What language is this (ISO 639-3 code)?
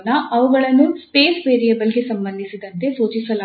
kan